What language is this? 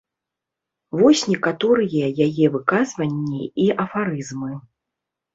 Belarusian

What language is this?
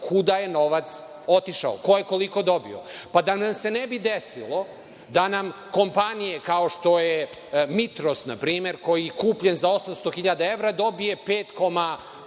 Serbian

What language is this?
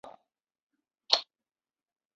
Chinese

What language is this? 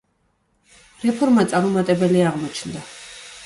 Georgian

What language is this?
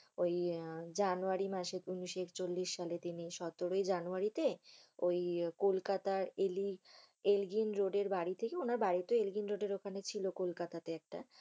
Bangla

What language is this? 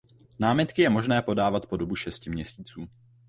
Czech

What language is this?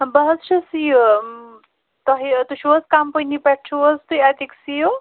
Kashmiri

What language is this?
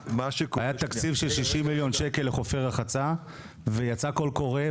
Hebrew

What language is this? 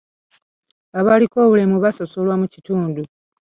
Ganda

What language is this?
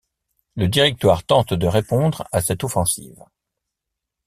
French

